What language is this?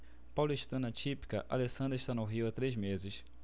Portuguese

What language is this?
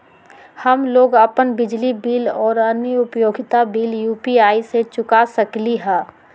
Magahi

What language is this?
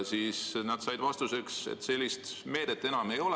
Estonian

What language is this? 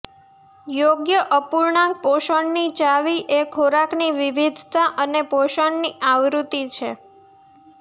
Gujarati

